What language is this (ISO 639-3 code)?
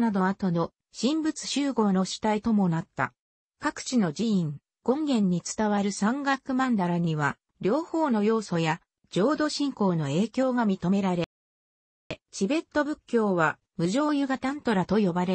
jpn